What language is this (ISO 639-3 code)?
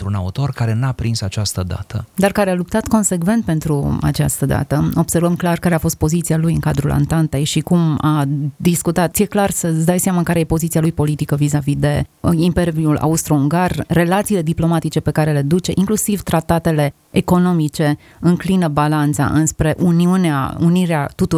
ron